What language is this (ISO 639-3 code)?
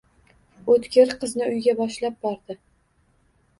uzb